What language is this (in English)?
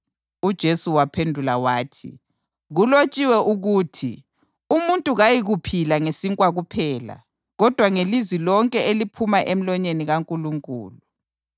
North Ndebele